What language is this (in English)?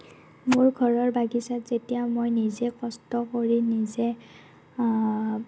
Assamese